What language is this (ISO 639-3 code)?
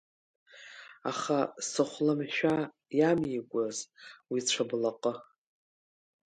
abk